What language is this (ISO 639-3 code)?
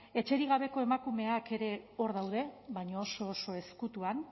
eus